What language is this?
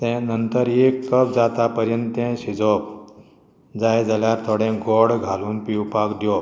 Konkani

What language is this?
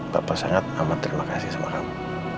Indonesian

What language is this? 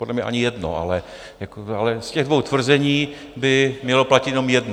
Czech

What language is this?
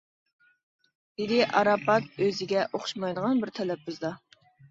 Uyghur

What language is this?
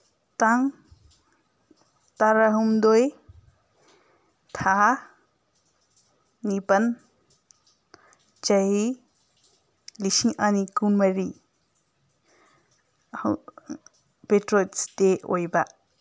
Manipuri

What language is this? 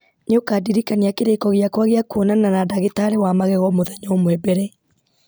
Kikuyu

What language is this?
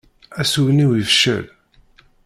Kabyle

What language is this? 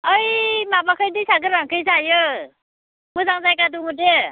Bodo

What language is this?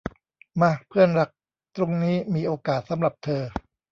Thai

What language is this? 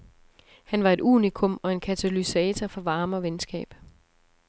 Danish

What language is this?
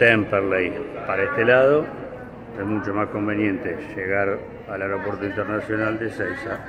Spanish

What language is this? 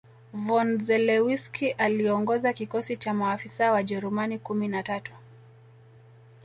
Swahili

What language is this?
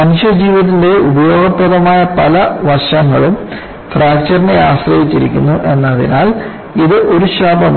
Malayalam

